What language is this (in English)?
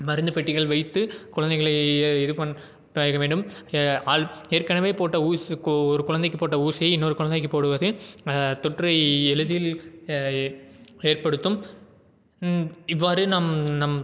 Tamil